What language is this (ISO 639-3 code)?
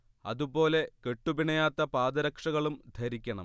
mal